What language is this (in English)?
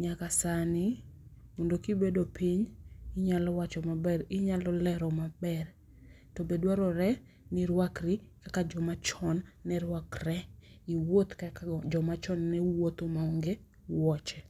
Luo (Kenya and Tanzania)